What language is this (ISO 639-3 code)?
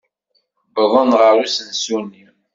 kab